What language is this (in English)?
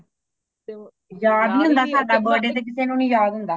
Punjabi